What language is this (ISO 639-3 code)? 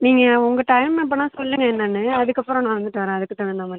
tam